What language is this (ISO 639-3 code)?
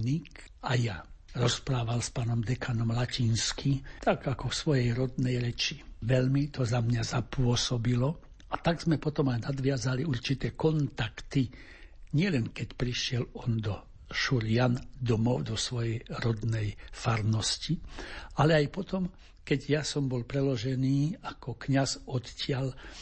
slk